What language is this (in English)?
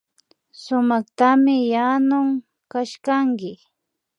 Imbabura Highland Quichua